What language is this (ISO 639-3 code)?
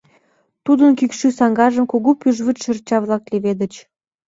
chm